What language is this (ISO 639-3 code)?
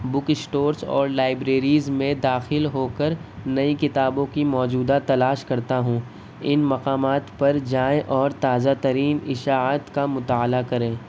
urd